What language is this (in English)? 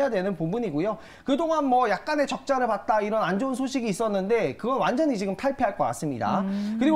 Korean